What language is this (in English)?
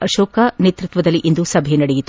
Kannada